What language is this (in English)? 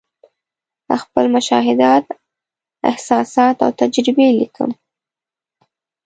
Pashto